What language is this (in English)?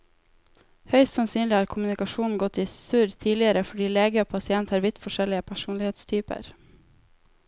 Norwegian